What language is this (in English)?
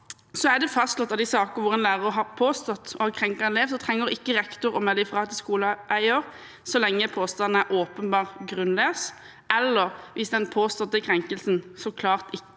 Norwegian